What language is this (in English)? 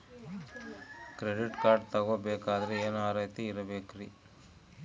Kannada